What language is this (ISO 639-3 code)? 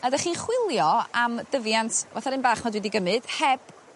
cym